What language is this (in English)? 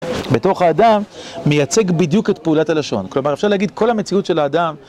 Hebrew